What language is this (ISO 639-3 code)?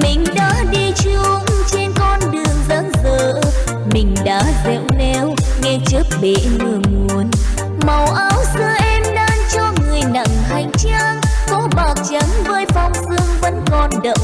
vie